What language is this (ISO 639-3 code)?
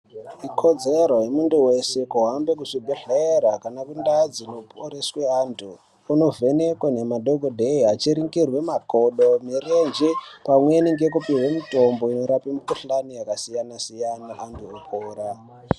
ndc